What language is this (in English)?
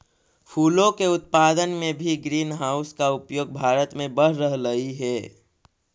Magahi